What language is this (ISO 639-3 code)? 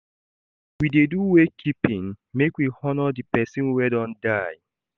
pcm